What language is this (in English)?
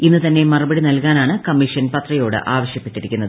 Malayalam